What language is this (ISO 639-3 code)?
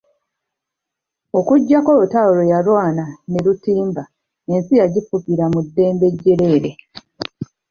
lug